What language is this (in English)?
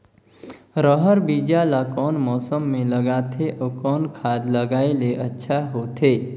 Chhattisgarhi